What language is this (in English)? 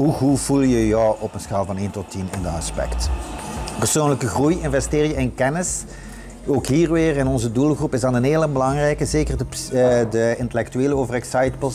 Dutch